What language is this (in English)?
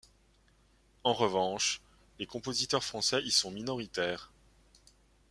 French